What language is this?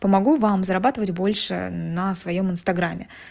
Russian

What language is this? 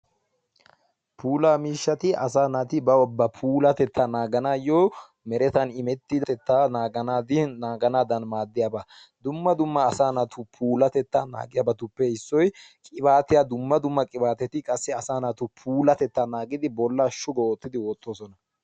Wolaytta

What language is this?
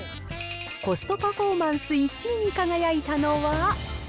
Japanese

